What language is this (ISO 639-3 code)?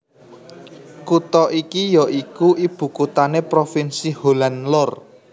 jav